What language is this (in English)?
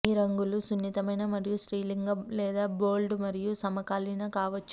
Telugu